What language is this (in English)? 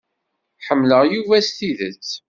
Kabyle